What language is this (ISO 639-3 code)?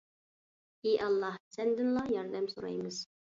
uig